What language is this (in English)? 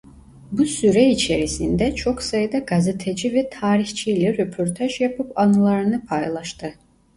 Turkish